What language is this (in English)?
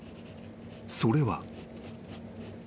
Japanese